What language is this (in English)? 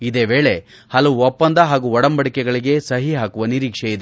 Kannada